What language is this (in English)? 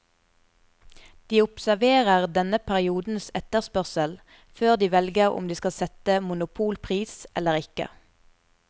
Norwegian